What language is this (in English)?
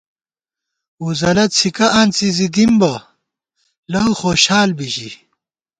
Gawar-Bati